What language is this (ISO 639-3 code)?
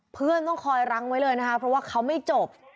tha